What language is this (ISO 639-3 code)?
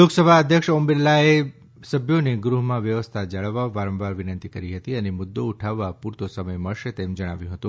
guj